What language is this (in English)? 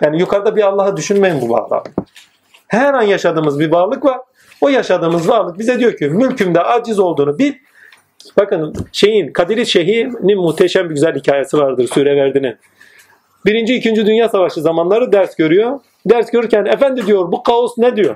Turkish